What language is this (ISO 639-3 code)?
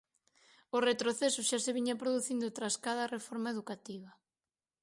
glg